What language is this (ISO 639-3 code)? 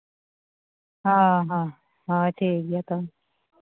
sat